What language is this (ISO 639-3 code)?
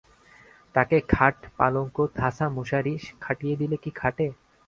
ben